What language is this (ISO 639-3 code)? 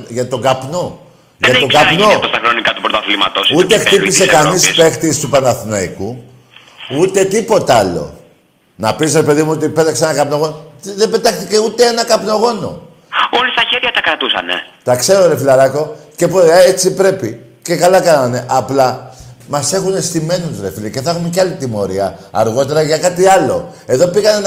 ell